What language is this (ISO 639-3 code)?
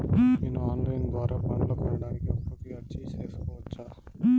tel